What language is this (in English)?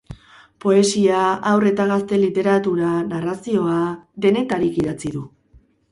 Basque